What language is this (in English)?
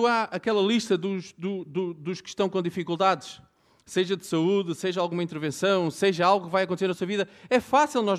Portuguese